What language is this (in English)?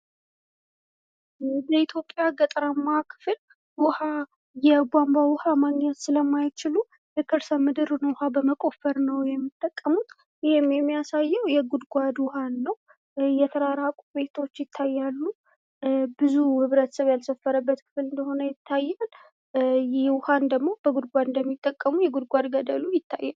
Amharic